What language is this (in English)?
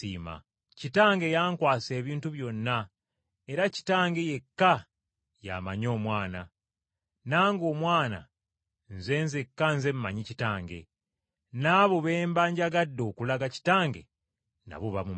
Ganda